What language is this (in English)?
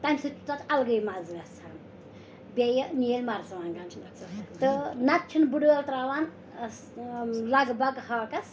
Kashmiri